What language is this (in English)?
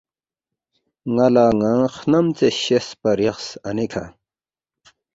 Balti